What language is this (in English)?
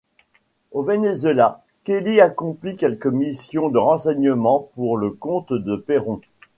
French